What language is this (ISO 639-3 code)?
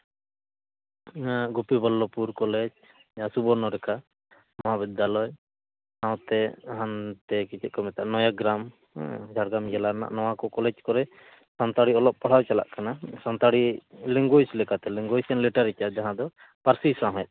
sat